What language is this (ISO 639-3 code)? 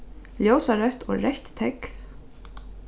fao